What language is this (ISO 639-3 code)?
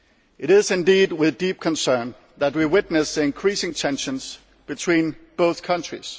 eng